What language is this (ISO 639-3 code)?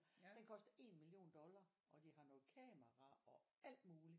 dan